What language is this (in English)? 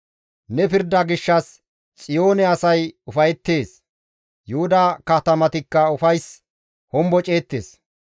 Gamo